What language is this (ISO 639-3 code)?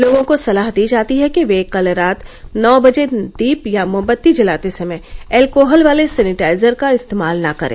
hin